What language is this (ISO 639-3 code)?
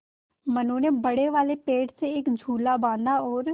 hin